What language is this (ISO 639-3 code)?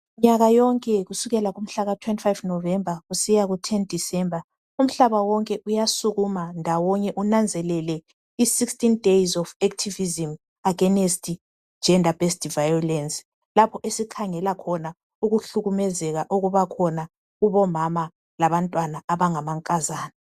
nde